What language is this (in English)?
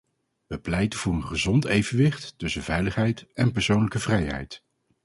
Dutch